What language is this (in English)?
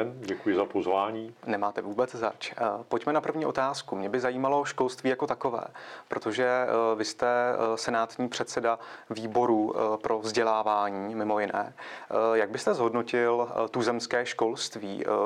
Czech